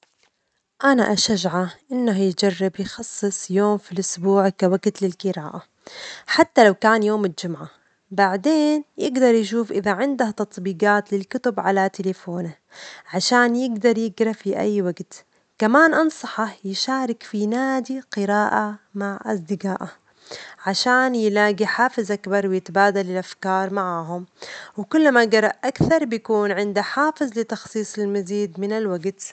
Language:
Omani Arabic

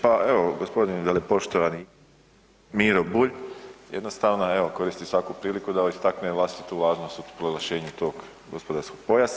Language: Croatian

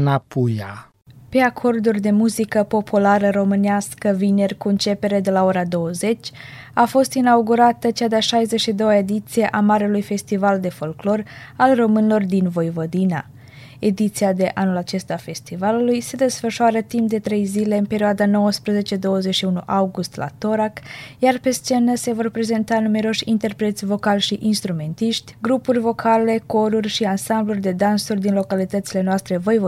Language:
Romanian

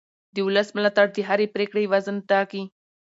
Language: Pashto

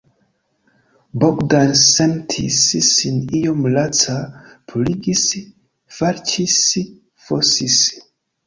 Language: Esperanto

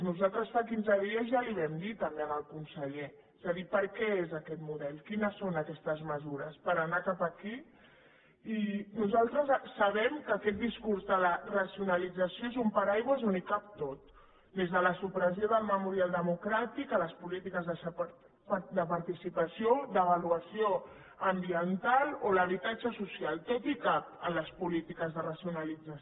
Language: Catalan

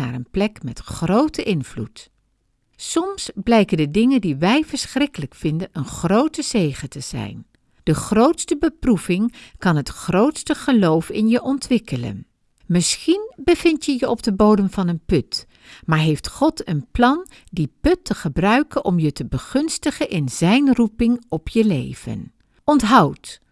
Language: Dutch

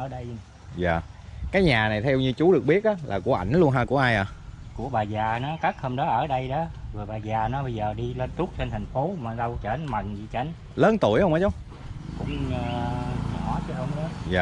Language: Vietnamese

